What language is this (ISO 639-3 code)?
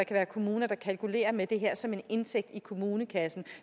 dan